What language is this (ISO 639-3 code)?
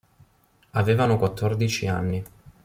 ita